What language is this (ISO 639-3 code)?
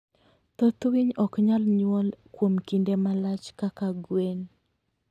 luo